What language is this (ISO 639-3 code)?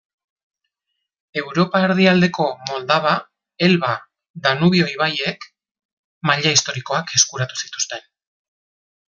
eus